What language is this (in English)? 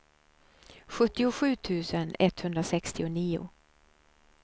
Swedish